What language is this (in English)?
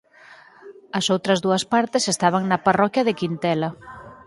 Galician